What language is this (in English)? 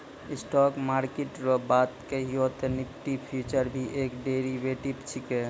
Maithili